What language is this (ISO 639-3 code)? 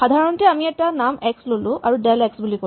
asm